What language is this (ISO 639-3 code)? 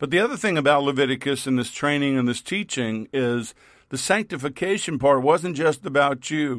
eng